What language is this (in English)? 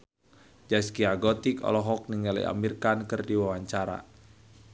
Sundanese